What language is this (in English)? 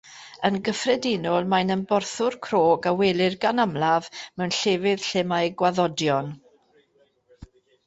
Welsh